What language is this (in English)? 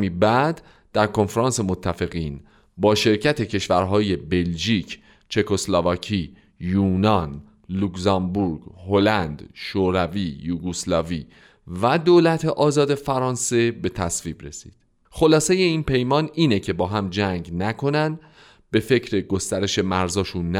Persian